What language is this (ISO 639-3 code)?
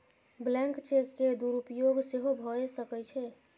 mai